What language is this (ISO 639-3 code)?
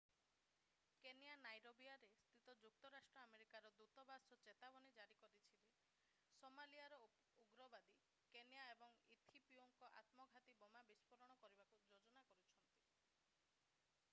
ori